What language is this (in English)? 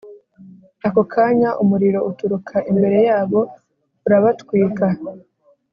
Kinyarwanda